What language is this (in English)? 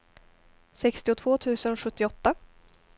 Swedish